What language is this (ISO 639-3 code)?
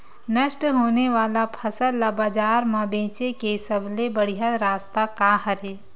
hne